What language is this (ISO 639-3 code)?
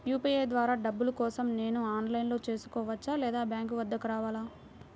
tel